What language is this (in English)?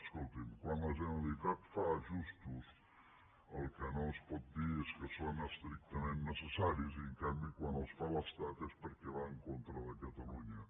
Catalan